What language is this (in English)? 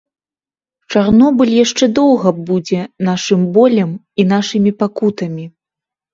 Belarusian